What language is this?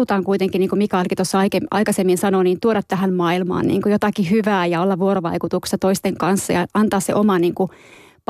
Finnish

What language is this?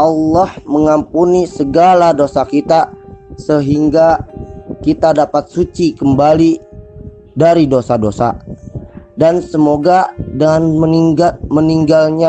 Indonesian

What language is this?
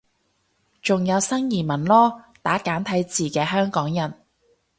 Cantonese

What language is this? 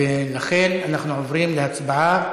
Hebrew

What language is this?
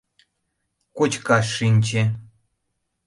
Mari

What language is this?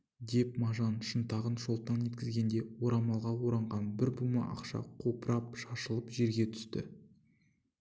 Kazakh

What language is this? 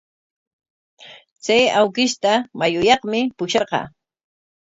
Corongo Ancash Quechua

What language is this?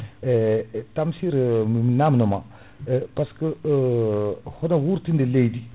Fula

